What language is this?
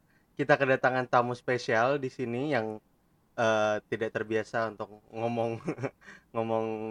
Indonesian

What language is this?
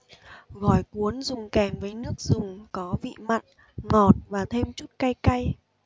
Vietnamese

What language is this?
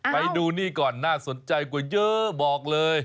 Thai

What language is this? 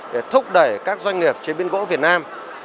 Vietnamese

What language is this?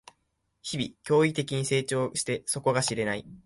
Japanese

